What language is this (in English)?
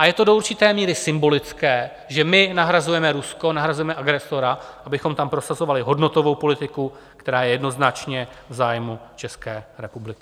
Czech